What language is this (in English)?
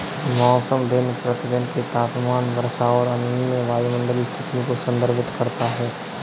Hindi